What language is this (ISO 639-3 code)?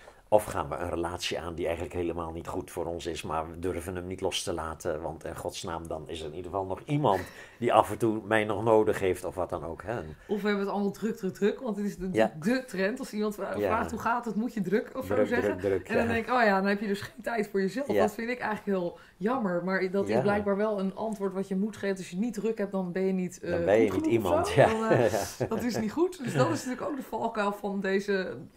nld